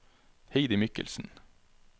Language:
Norwegian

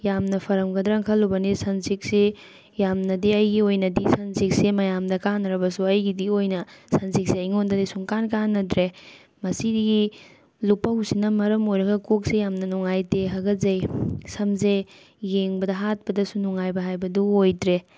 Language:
Manipuri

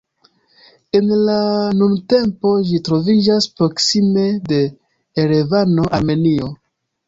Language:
Esperanto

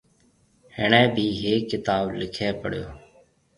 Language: Marwari (Pakistan)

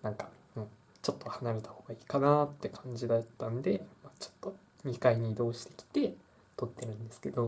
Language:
Japanese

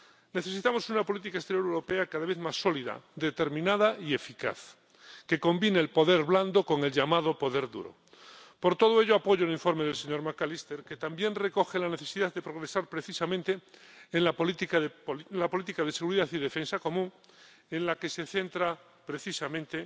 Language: Spanish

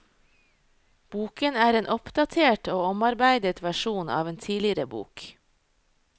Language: Norwegian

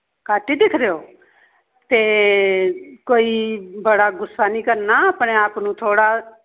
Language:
Dogri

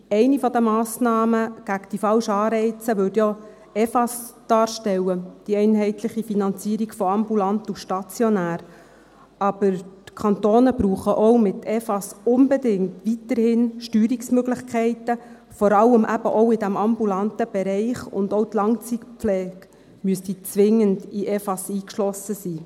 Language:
Swiss German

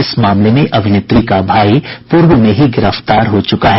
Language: Hindi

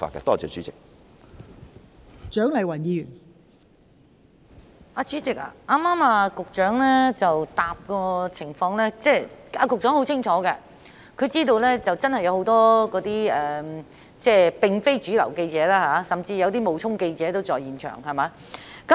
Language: Cantonese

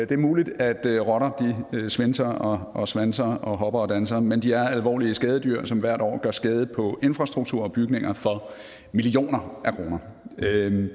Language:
Danish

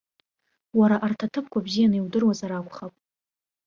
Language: Abkhazian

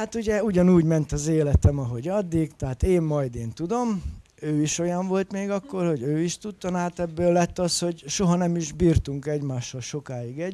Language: Hungarian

